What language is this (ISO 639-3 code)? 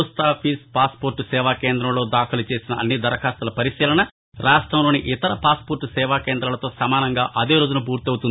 tel